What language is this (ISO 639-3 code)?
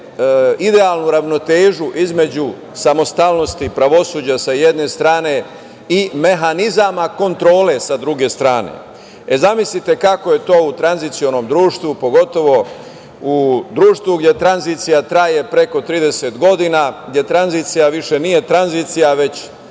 srp